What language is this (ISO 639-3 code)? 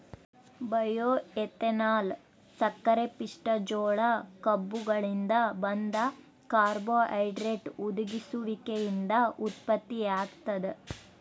kan